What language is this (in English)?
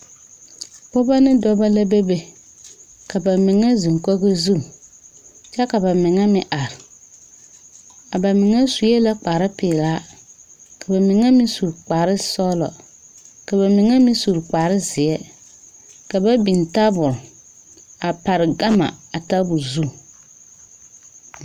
Southern Dagaare